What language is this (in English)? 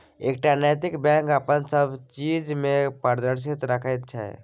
Maithili